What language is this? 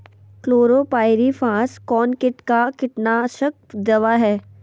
Magahi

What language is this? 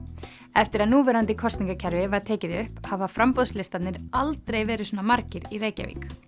Icelandic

